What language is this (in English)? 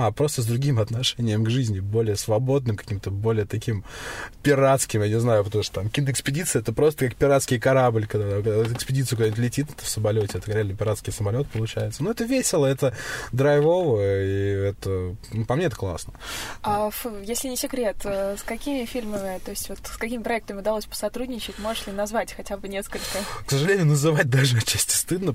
Russian